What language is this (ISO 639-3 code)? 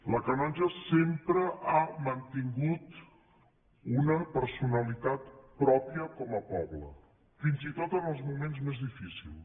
cat